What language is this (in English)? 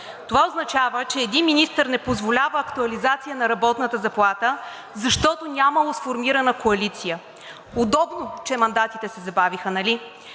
Bulgarian